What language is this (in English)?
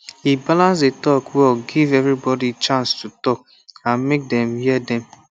Nigerian Pidgin